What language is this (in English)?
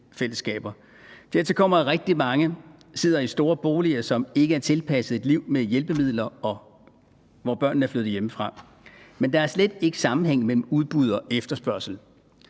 Danish